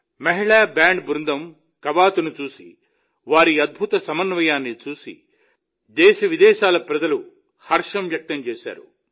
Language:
Telugu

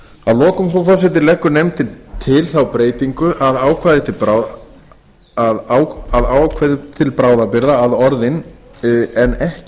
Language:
Icelandic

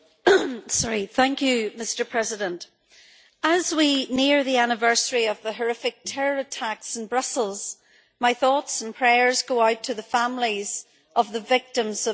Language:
English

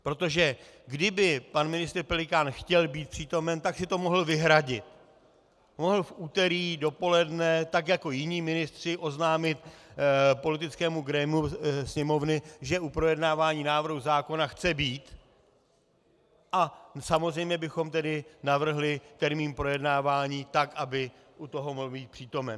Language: Czech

